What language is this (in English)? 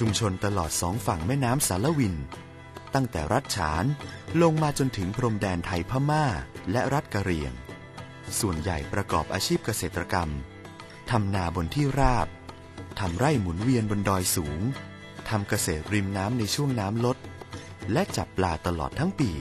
Thai